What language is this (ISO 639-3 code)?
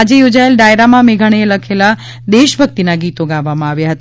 guj